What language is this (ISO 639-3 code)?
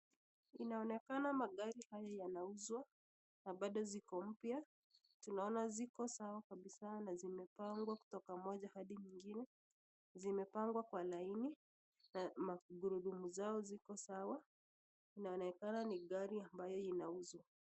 swa